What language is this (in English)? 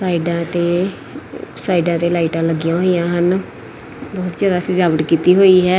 Punjabi